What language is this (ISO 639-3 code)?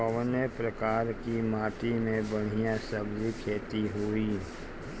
bho